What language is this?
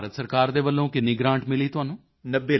Punjabi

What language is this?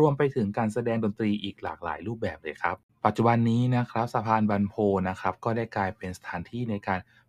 Thai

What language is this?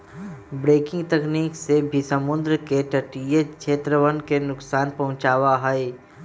Magahi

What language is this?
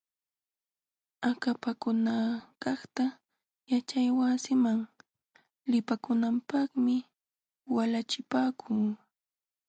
Jauja Wanca Quechua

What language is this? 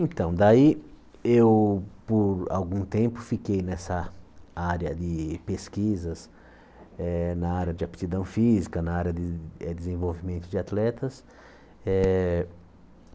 Portuguese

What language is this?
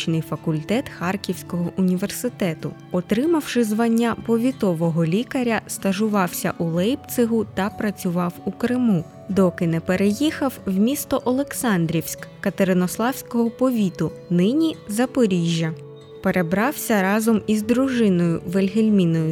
Ukrainian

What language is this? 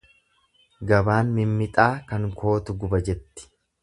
Oromo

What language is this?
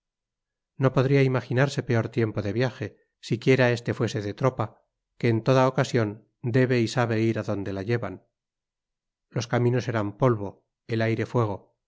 Spanish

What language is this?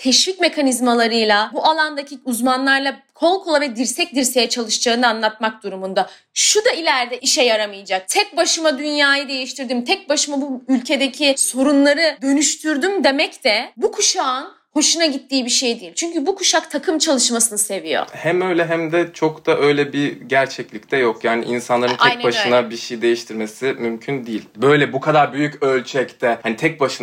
Turkish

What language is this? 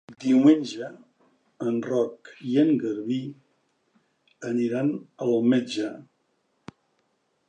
Catalan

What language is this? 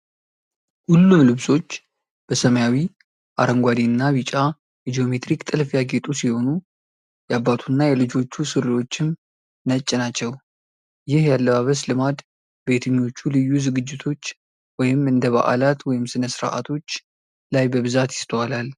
Amharic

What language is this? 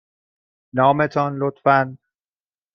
Persian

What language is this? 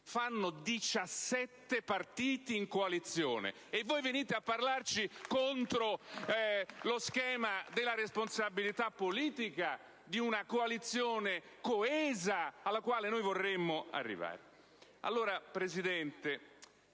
Italian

